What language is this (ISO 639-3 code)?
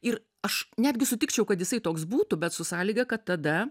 lit